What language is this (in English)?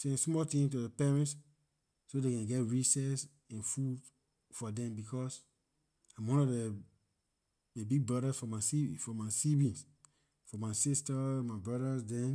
Liberian English